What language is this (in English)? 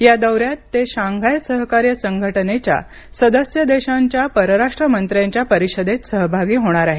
Marathi